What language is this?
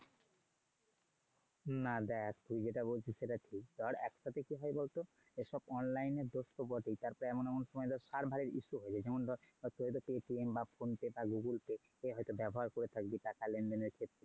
Bangla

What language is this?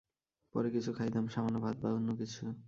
Bangla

